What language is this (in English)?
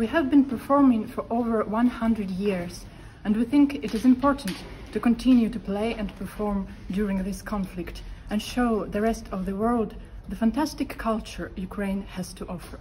English